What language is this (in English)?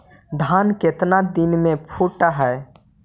Magahi